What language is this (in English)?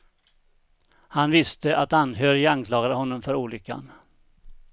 Swedish